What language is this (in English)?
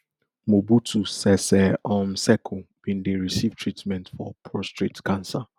Nigerian Pidgin